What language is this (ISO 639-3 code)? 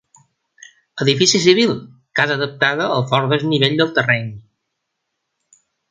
cat